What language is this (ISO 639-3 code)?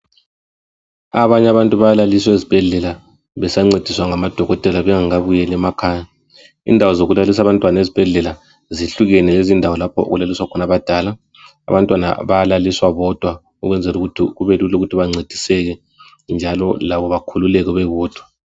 nde